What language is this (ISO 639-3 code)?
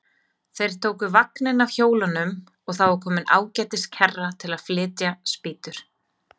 isl